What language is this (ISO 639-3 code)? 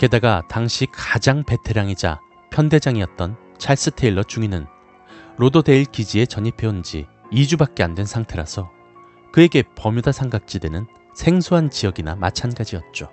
kor